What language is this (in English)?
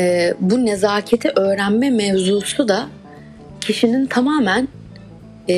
Turkish